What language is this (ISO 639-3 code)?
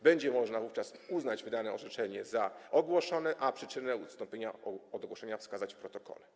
pol